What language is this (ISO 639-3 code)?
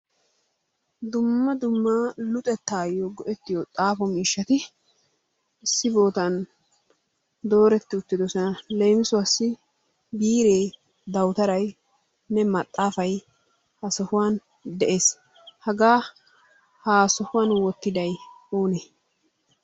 wal